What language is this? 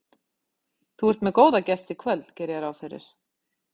Icelandic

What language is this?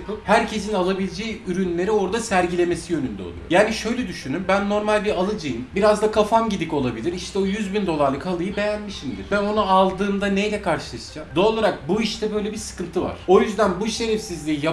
Turkish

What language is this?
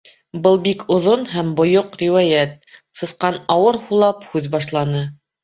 Bashkir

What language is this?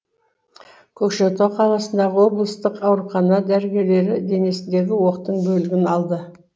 Kazakh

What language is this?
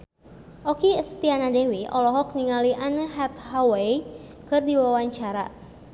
Sundanese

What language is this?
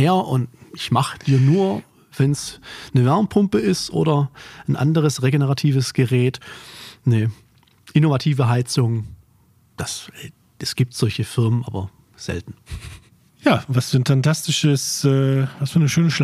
German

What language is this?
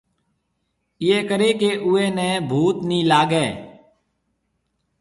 Marwari (Pakistan)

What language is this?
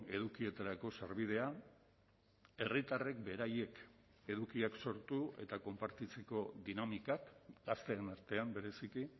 Basque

